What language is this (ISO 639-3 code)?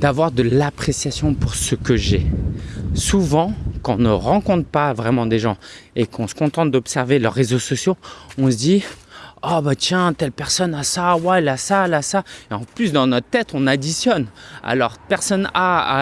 fra